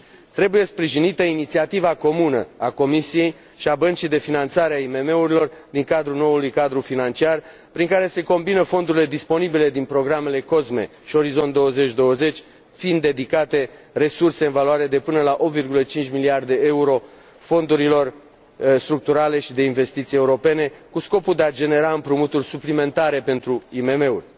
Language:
Romanian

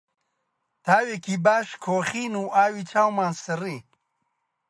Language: Central Kurdish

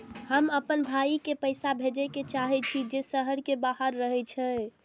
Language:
Maithili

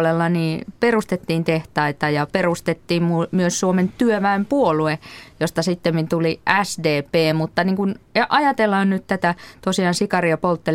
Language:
Finnish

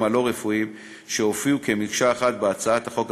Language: Hebrew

